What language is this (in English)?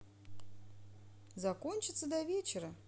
Russian